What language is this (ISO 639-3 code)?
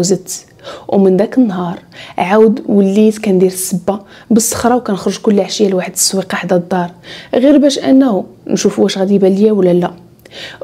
ara